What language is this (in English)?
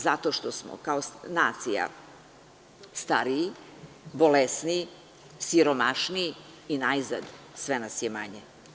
Serbian